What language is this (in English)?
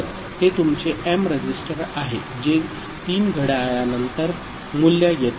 Marathi